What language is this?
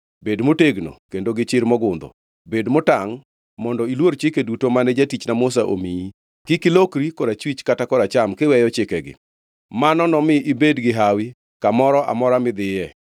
Luo (Kenya and Tanzania)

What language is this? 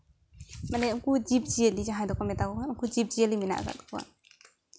Santali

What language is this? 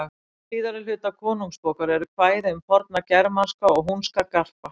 Icelandic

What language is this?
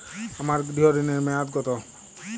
Bangla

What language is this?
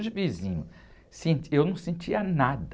Portuguese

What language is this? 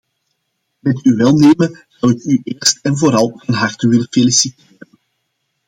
Dutch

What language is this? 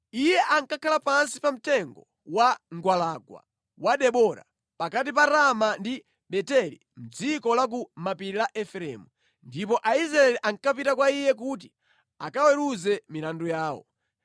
Nyanja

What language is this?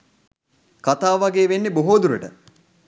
Sinhala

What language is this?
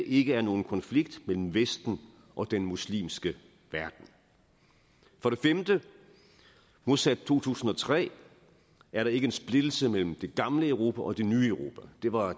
Danish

